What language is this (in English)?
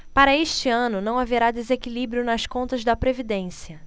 Portuguese